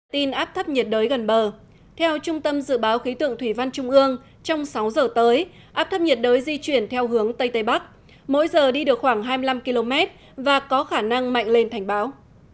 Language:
Vietnamese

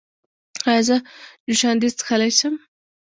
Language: Pashto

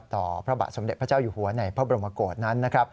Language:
Thai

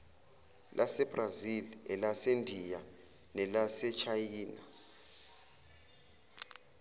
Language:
Zulu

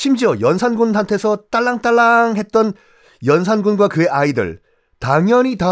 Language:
Korean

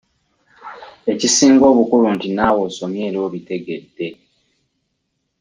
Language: Ganda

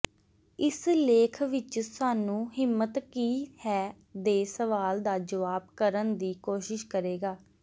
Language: Punjabi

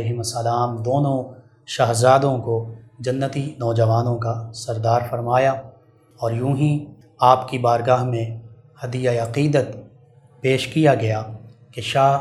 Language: Urdu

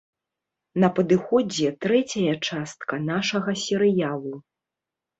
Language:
Belarusian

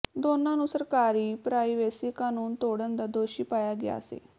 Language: Punjabi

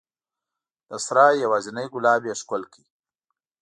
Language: Pashto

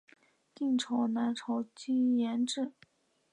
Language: Chinese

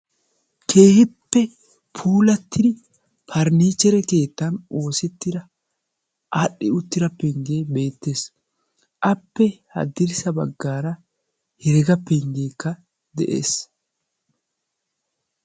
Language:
Wolaytta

